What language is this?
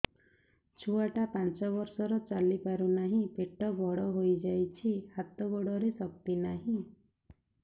Odia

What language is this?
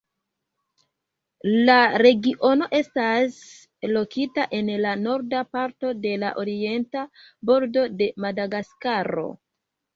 Esperanto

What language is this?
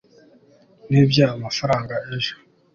Kinyarwanda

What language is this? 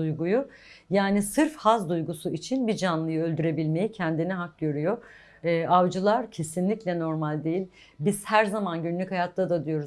Turkish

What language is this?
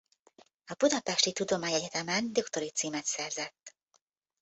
Hungarian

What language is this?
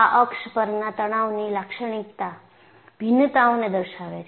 Gujarati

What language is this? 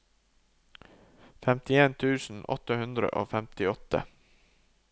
Norwegian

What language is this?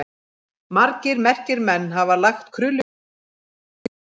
Icelandic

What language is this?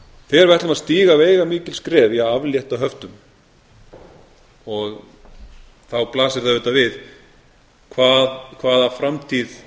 Icelandic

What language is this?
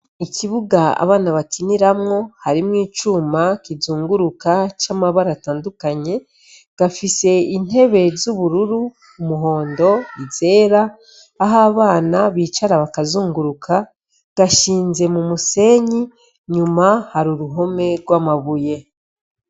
Rundi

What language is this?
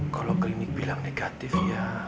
Indonesian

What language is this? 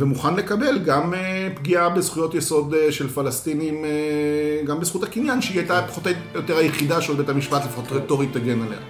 Hebrew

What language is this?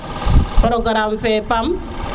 Serer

